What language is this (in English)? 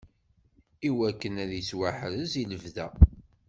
Kabyle